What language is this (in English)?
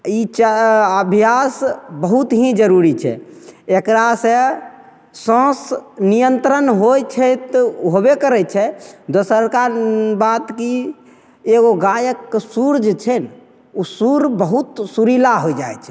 Maithili